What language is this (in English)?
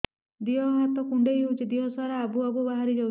Odia